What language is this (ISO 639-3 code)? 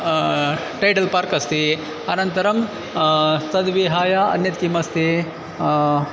san